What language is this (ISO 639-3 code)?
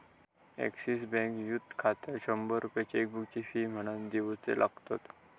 mar